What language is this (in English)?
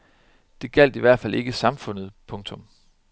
Danish